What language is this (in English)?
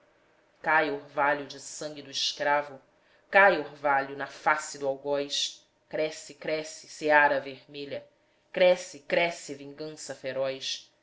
Portuguese